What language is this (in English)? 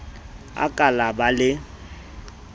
Southern Sotho